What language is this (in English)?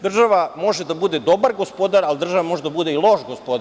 Serbian